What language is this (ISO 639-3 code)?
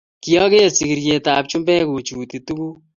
kln